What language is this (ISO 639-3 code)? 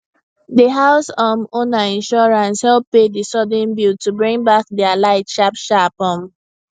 pcm